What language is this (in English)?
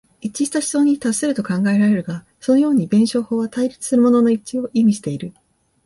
Japanese